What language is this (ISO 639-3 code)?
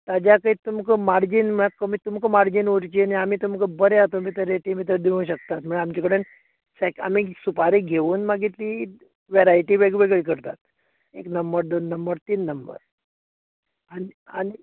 kok